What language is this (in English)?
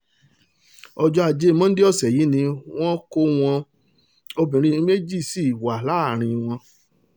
Yoruba